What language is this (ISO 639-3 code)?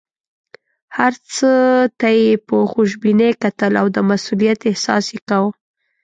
pus